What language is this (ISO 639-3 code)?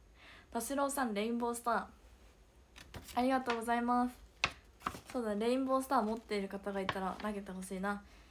jpn